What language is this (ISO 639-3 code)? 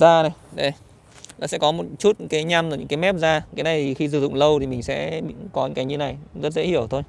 vie